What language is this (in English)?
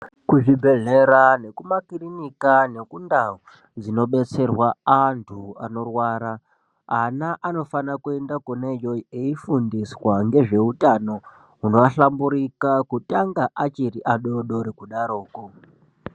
Ndau